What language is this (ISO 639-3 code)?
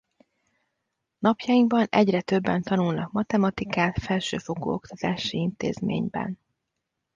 hun